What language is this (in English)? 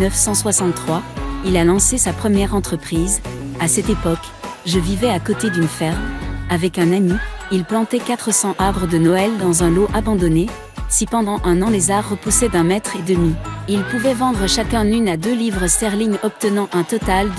French